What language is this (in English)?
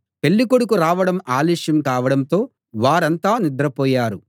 Telugu